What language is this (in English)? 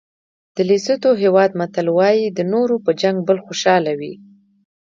Pashto